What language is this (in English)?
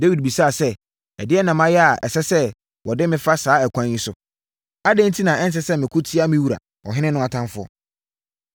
Akan